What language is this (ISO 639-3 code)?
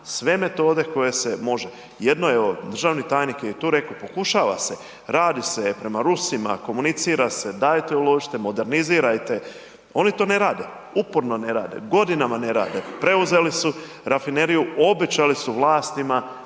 hrv